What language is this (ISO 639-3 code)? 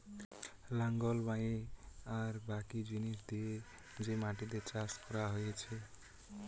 ben